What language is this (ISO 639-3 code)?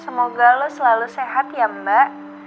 ind